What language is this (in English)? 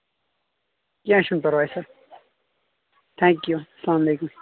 Kashmiri